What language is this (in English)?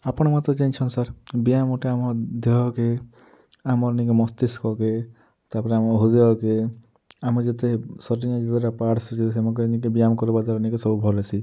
Odia